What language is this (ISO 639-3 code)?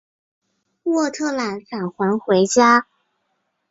zho